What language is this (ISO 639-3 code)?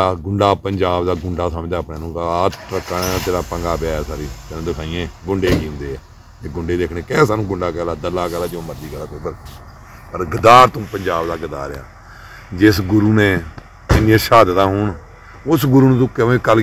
pan